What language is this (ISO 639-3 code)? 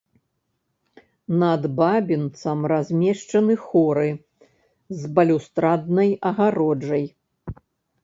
bel